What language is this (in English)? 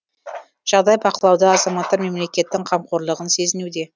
Kazakh